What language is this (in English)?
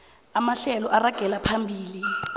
South Ndebele